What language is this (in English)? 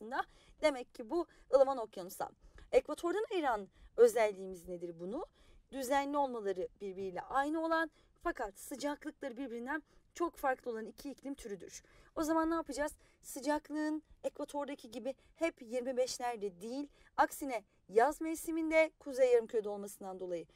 Turkish